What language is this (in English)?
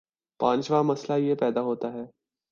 Urdu